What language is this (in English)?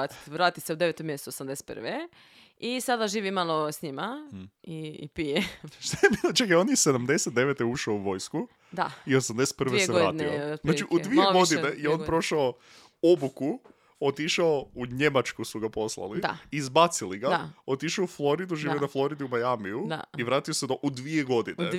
Croatian